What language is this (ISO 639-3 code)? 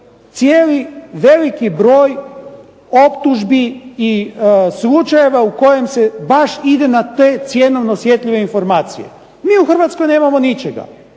hrv